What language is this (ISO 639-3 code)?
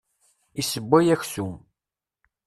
kab